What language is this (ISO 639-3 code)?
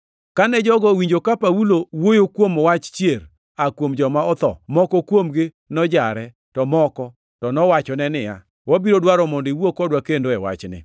luo